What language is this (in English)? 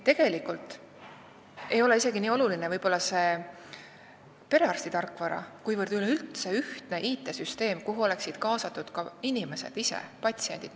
Estonian